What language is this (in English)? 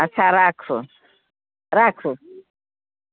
Maithili